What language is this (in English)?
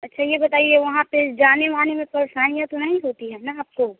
Hindi